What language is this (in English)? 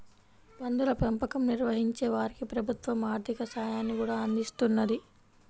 Telugu